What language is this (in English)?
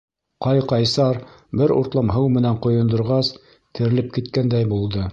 Bashkir